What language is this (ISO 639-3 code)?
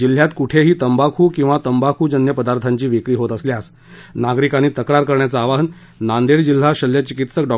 mar